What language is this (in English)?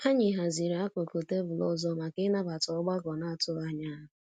Igbo